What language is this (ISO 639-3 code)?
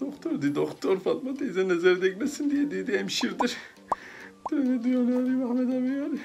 tur